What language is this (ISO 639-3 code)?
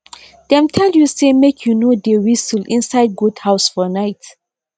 pcm